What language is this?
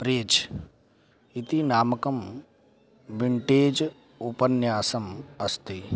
Sanskrit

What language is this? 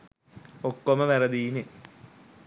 Sinhala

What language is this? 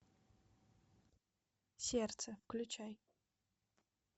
Russian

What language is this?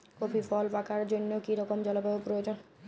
Bangla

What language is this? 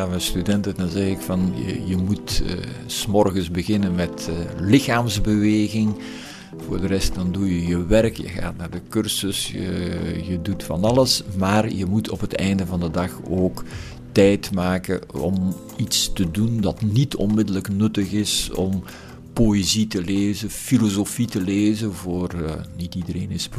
Dutch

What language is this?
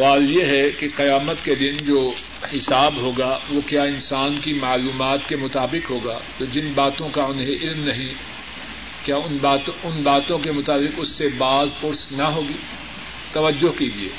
Urdu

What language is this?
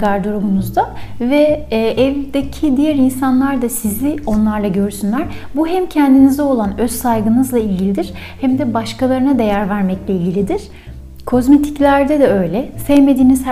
Turkish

